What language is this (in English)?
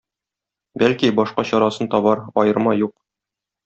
Tatar